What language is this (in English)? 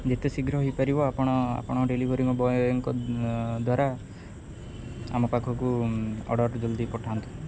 Odia